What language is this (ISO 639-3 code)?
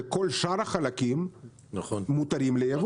heb